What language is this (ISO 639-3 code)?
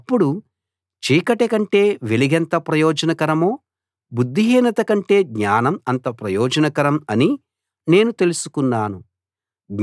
tel